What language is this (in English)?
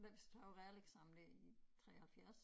Danish